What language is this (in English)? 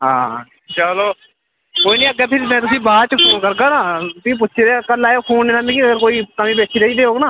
Dogri